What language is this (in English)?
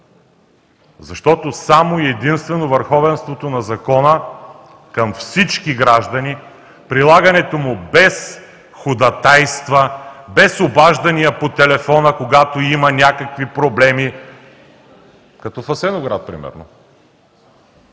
Bulgarian